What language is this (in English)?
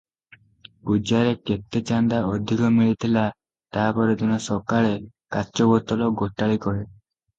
Odia